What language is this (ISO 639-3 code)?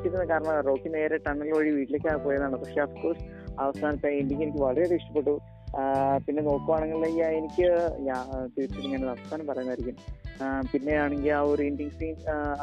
mal